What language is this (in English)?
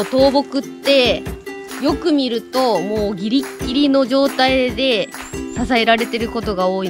Japanese